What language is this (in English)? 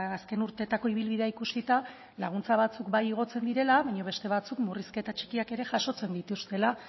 Basque